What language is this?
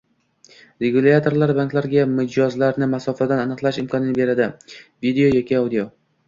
Uzbek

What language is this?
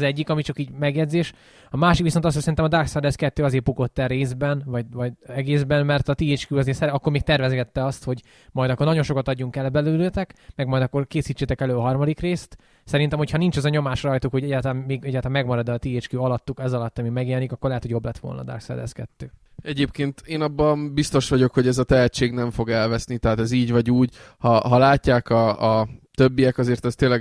Hungarian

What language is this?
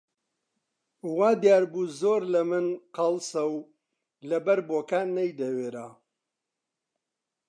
Central Kurdish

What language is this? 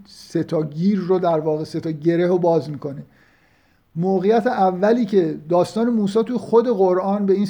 Persian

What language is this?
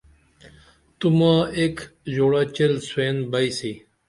Dameli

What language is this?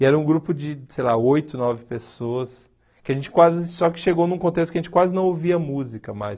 Portuguese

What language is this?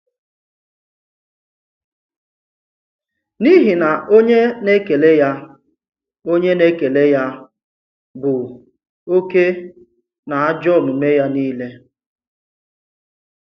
Igbo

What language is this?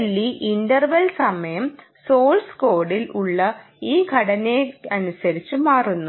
Malayalam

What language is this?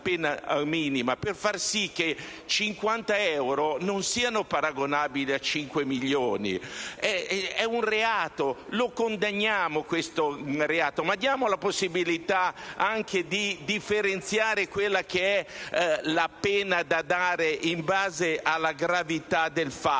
Italian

